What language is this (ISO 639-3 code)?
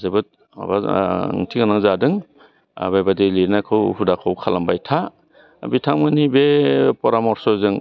brx